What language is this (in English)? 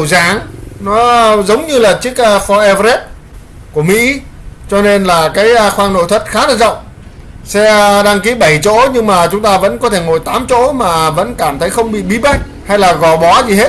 Vietnamese